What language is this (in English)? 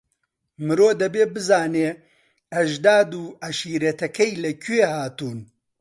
Central Kurdish